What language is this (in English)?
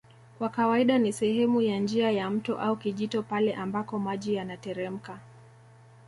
Swahili